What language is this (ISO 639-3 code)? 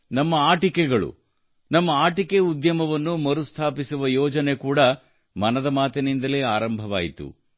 kan